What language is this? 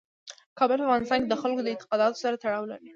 Pashto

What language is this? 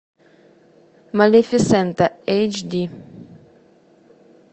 Russian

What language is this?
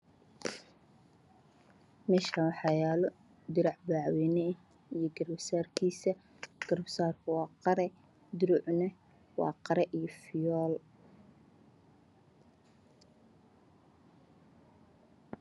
Somali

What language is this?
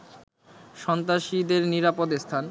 Bangla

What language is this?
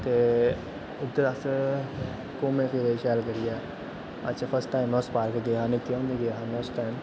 Dogri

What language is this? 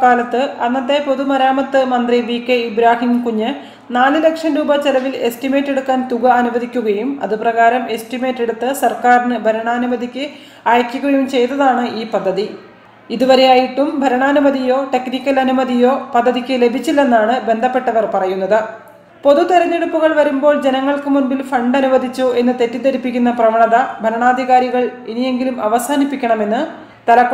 Romanian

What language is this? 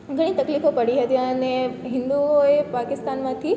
Gujarati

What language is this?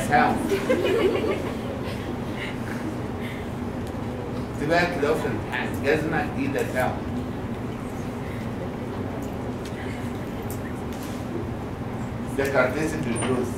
Arabic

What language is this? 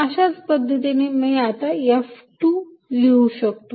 Marathi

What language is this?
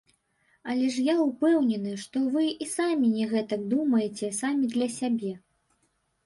Belarusian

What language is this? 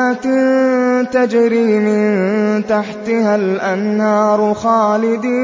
Arabic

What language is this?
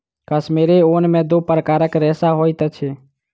Maithili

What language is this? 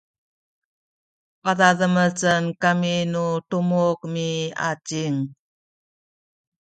Sakizaya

